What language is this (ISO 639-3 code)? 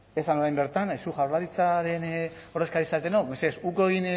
eus